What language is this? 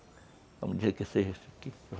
Portuguese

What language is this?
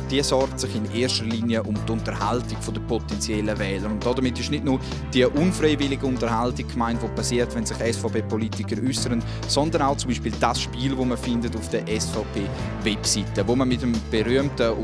German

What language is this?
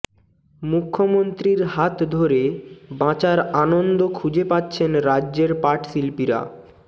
Bangla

